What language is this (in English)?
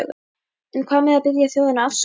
Icelandic